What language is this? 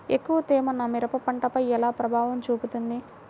Telugu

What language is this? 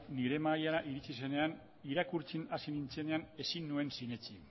Basque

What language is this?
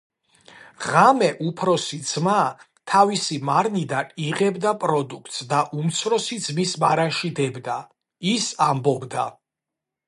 Georgian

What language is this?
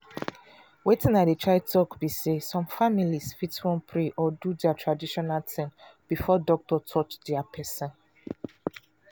Nigerian Pidgin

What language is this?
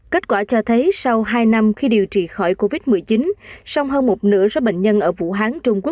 Vietnamese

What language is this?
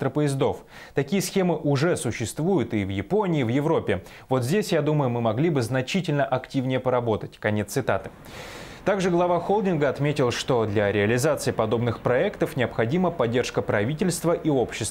Russian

